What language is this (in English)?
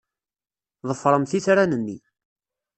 Kabyle